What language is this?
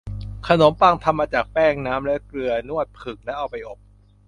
Thai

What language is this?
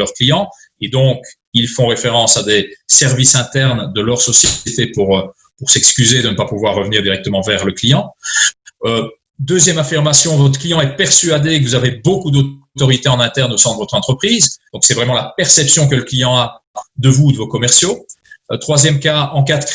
French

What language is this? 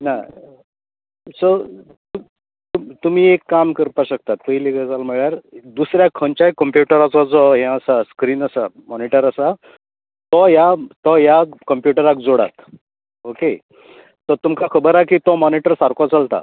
Konkani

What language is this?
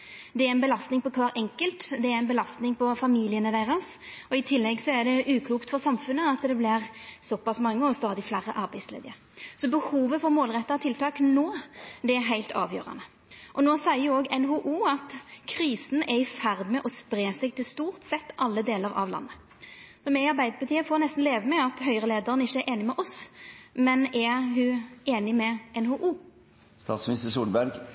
Norwegian Nynorsk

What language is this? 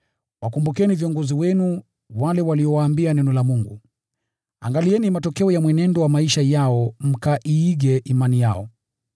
Swahili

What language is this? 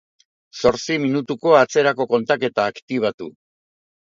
Basque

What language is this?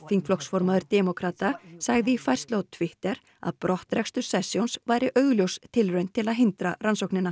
Icelandic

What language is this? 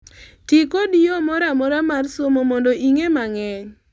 Luo (Kenya and Tanzania)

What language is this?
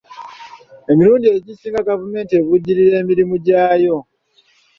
Ganda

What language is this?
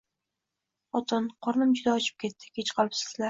Uzbek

